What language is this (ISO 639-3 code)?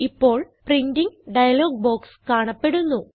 mal